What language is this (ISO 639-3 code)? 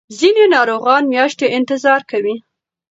pus